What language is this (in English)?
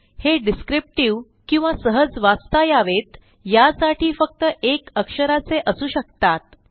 Marathi